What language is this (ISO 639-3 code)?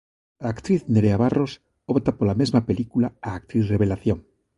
glg